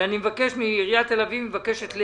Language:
Hebrew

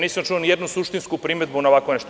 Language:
Serbian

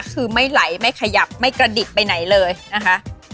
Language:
Thai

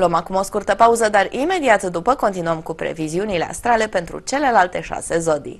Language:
Romanian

